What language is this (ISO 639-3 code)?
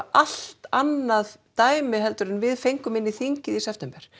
isl